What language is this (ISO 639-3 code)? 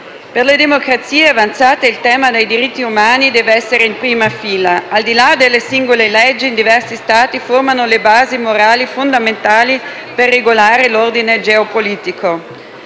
ita